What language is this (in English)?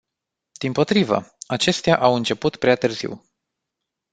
Romanian